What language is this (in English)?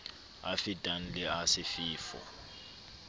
Southern Sotho